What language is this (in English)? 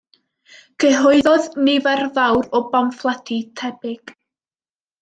Welsh